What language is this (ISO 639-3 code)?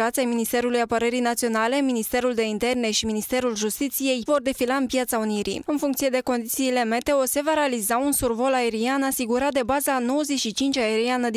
ron